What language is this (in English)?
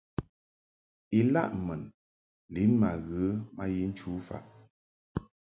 Mungaka